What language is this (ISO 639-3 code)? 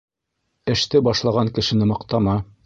bak